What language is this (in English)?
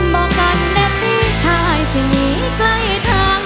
Thai